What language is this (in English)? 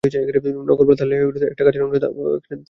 Bangla